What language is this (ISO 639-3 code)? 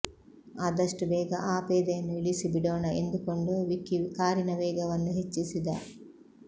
kan